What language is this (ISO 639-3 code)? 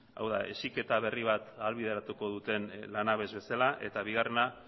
eus